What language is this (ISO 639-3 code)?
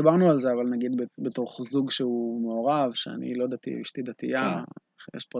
heb